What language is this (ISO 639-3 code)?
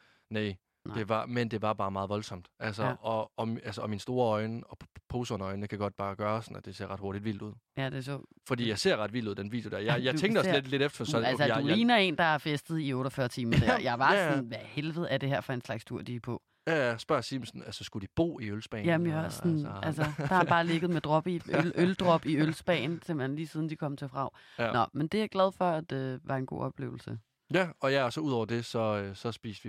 dan